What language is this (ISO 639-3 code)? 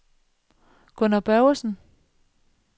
dan